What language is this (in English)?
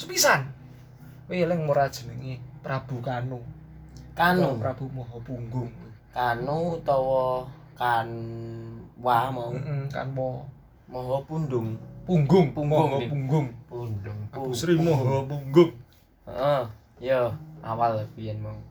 Indonesian